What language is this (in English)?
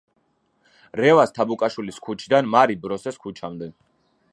Georgian